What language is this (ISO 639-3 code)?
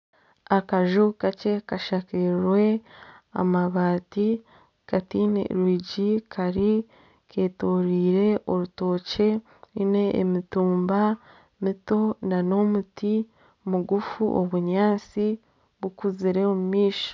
nyn